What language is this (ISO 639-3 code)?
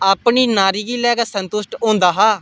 doi